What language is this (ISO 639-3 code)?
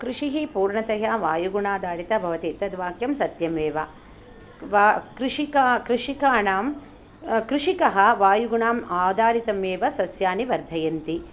san